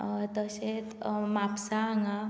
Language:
Konkani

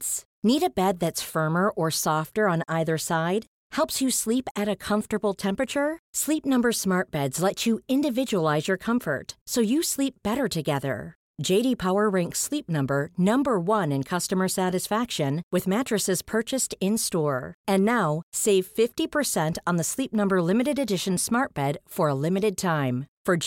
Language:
Swedish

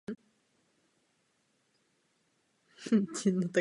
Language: Czech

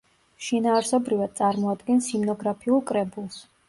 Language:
Georgian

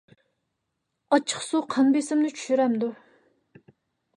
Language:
Uyghur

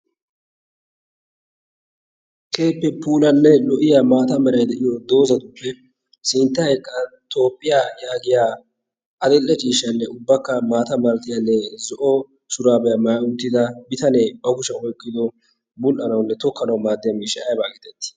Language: Wolaytta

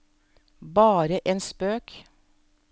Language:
Norwegian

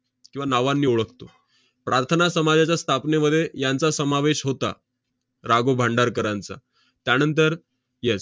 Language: Marathi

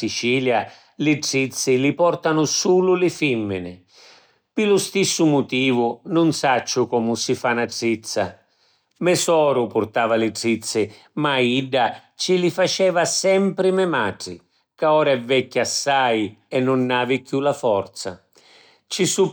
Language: Sicilian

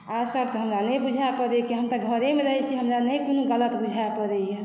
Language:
Maithili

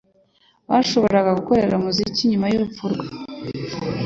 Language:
Kinyarwanda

